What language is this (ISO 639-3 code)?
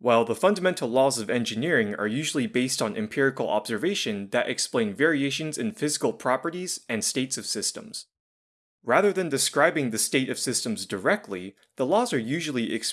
eng